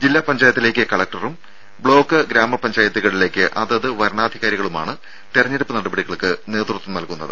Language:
Malayalam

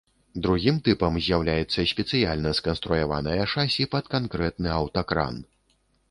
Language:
Belarusian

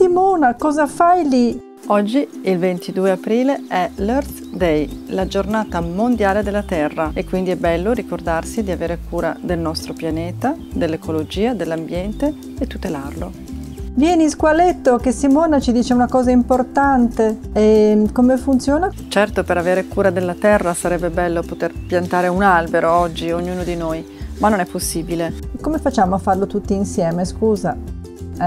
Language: Italian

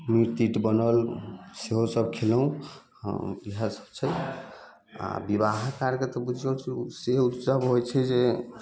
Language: Maithili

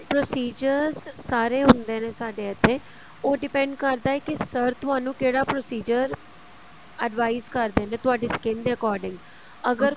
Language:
Punjabi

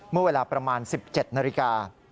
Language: Thai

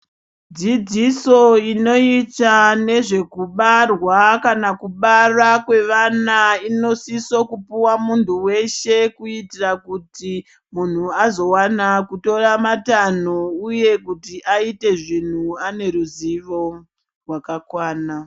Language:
Ndau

